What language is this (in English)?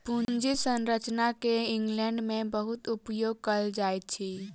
Maithili